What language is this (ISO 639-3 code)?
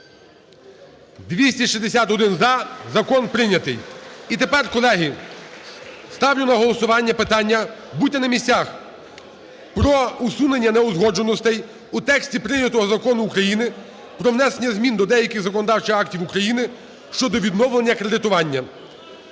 ukr